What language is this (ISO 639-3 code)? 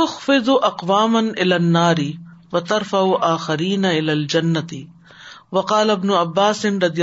urd